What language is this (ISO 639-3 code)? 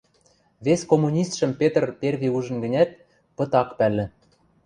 mrj